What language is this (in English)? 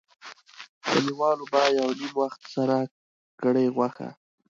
Pashto